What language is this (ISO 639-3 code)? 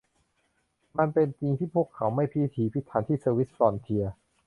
tha